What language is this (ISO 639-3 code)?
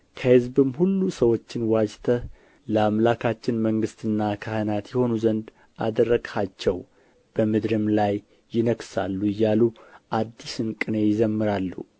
amh